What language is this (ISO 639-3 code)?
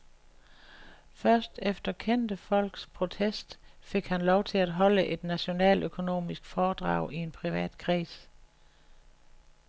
dan